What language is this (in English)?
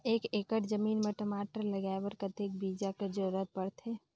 Chhattisgarhi